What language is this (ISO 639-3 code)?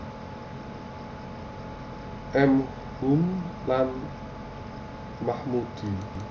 jav